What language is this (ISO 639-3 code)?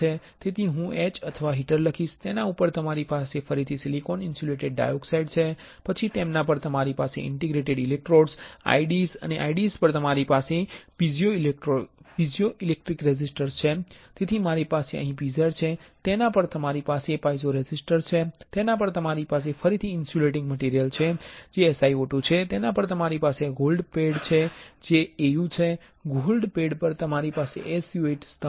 guj